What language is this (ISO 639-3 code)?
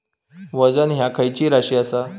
mar